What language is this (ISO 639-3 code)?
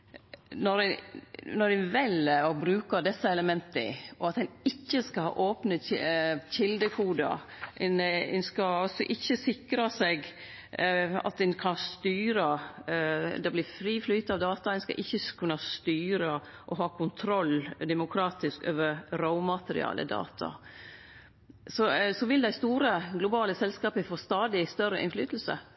nno